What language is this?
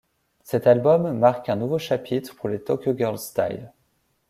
French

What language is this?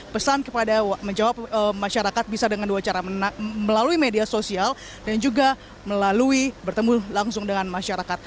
Indonesian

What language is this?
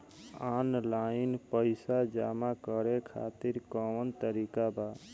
Bhojpuri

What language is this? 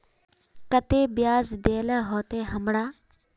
Magahi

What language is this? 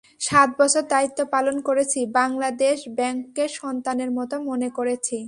Bangla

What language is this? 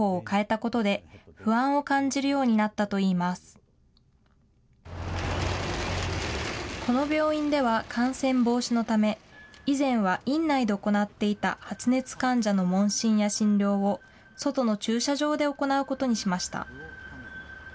Japanese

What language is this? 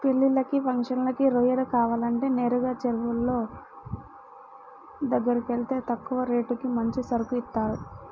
Telugu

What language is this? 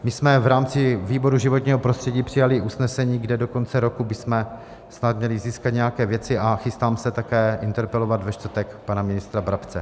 Czech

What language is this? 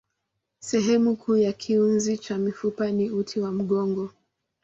Swahili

